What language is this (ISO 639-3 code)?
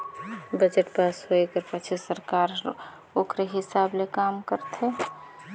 hne